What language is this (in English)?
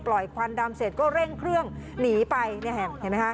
Thai